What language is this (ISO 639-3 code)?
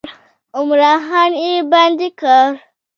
pus